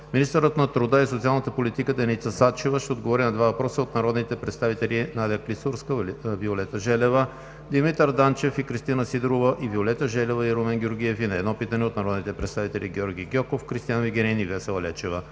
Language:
Bulgarian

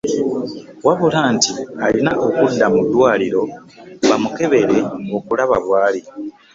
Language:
Ganda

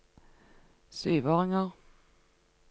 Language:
Norwegian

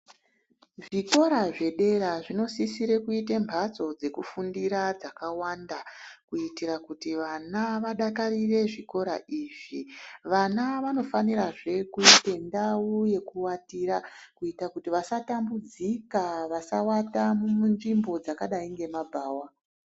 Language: Ndau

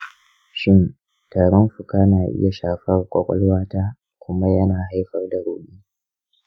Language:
Hausa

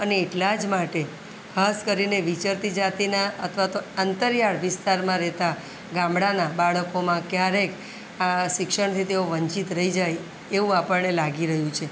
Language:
Gujarati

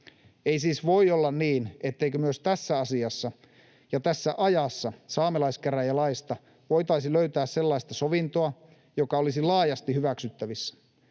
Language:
Finnish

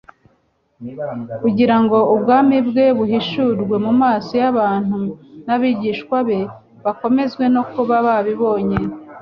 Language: Kinyarwanda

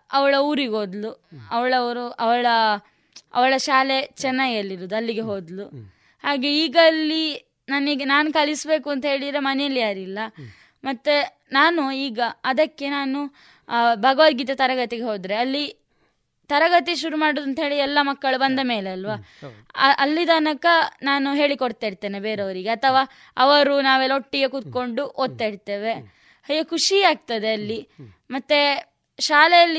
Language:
Kannada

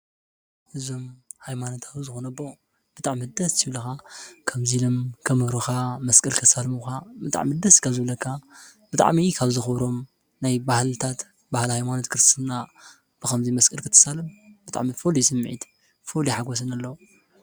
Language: Tigrinya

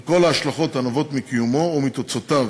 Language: Hebrew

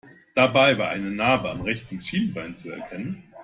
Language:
German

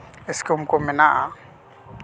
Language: Santali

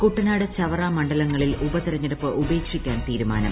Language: Malayalam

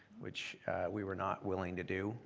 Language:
English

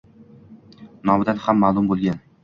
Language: Uzbek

